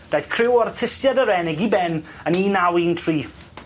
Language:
Welsh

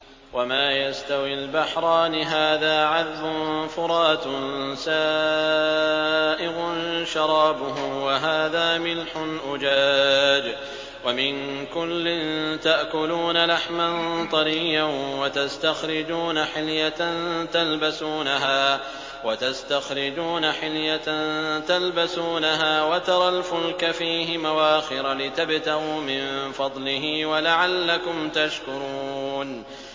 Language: Arabic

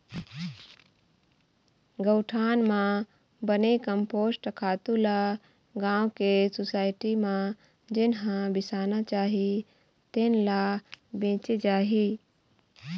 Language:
Chhattisgarhi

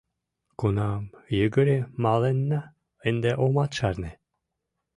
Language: Mari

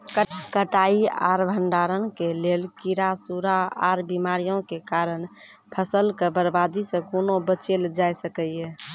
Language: Maithili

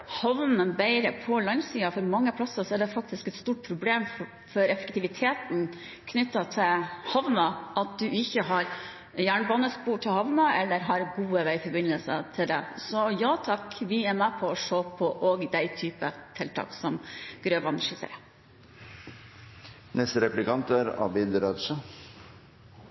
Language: Norwegian Bokmål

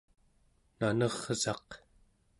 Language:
Central Yupik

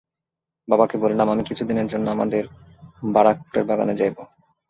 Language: Bangla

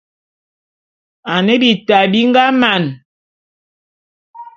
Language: Bulu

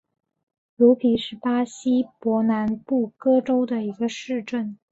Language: Chinese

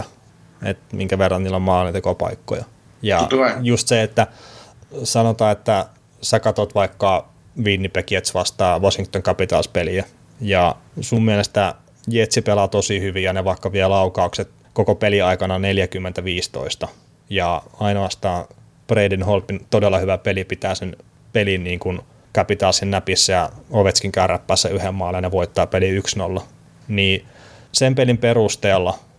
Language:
Finnish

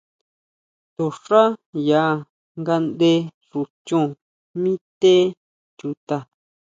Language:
Huautla Mazatec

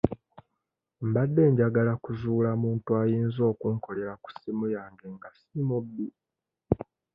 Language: Ganda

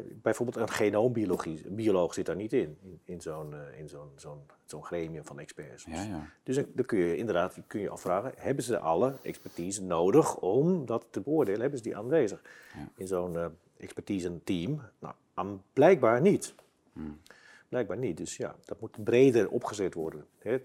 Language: Dutch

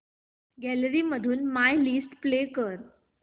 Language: Marathi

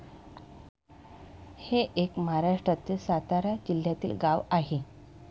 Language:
Marathi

